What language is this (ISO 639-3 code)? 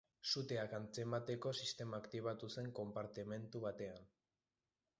eus